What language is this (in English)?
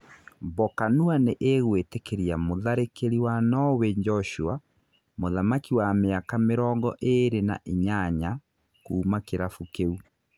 Kikuyu